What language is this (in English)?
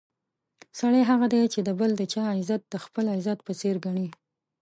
Pashto